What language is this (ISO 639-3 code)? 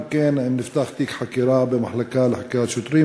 heb